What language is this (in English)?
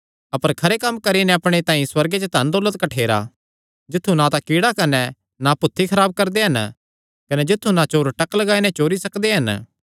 Kangri